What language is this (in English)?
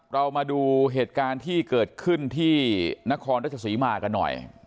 Thai